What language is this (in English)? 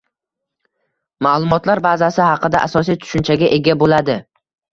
Uzbek